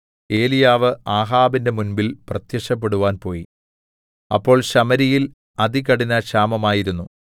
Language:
Malayalam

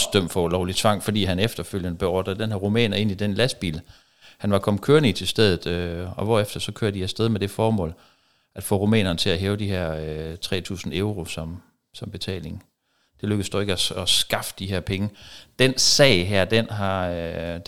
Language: Danish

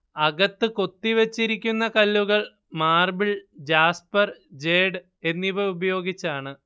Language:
Malayalam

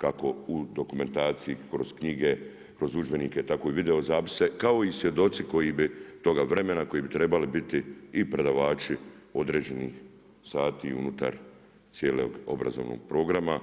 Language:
Croatian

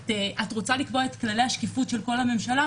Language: Hebrew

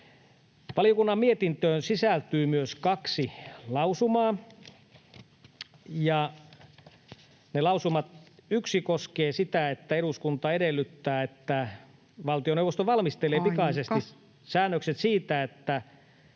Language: Finnish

